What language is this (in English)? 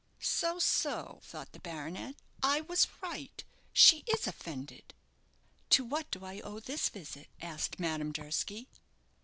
English